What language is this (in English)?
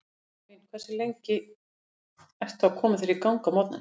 Icelandic